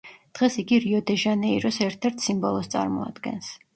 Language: Georgian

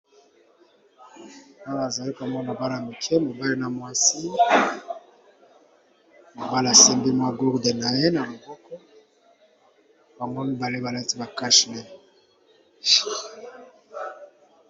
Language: Lingala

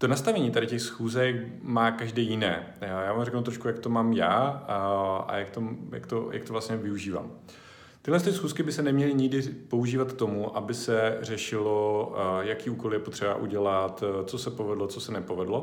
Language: Czech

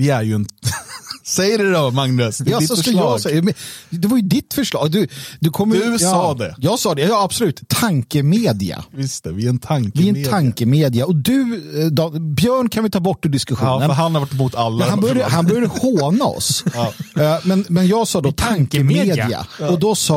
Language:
Swedish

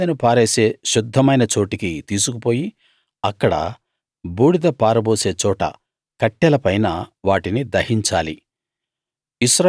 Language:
Telugu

